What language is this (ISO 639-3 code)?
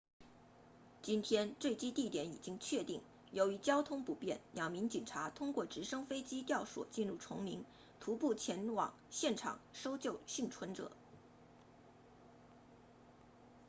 zho